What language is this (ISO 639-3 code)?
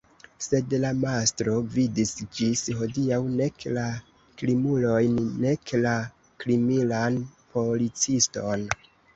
epo